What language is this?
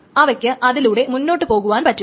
Malayalam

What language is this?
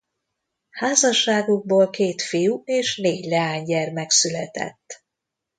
Hungarian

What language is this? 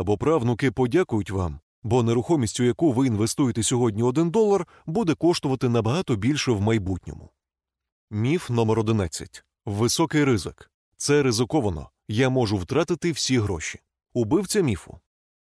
Ukrainian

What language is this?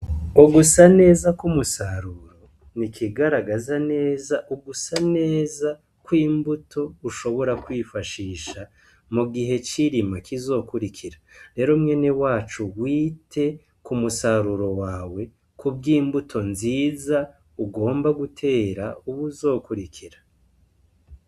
Rundi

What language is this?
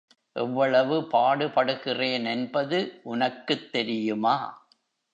Tamil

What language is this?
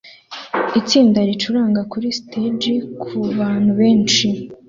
Kinyarwanda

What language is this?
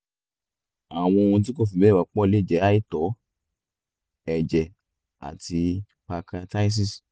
Yoruba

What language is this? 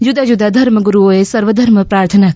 Gujarati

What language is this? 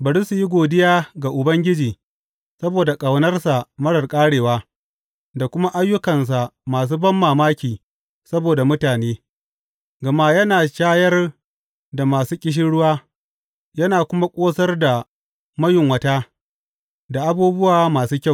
Hausa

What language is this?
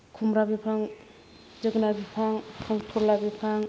Bodo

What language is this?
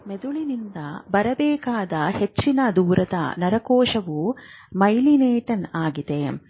Kannada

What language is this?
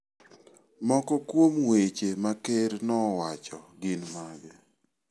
Luo (Kenya and Tanzania)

